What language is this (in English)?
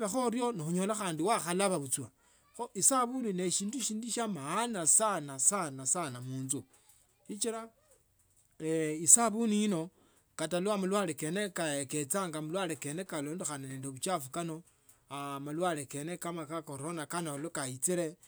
Tsotso